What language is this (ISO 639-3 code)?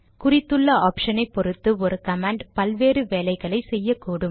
tam